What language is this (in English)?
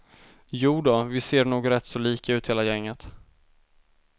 Swedish